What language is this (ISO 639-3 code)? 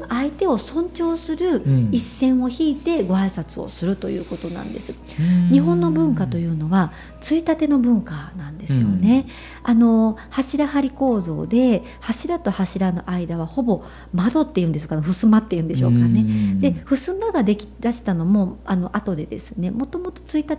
jpn